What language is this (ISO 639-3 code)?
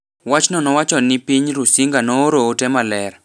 luo